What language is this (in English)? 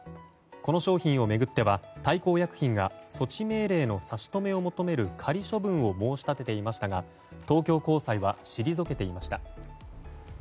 Japanese